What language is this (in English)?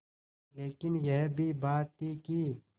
Hindi